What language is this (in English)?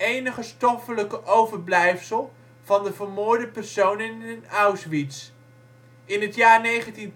Dutch